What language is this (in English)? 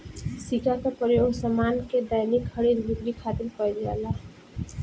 Bhojpuri